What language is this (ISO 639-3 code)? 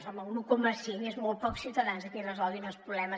cat